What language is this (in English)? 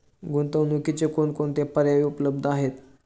Marathi